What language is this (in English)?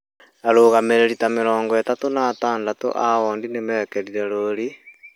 Kikuyu